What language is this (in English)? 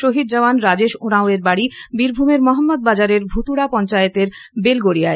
Bangla